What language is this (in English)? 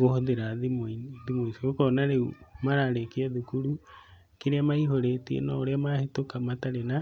Kikuyu